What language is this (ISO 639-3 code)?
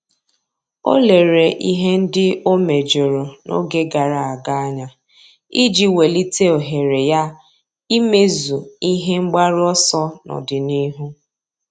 ibo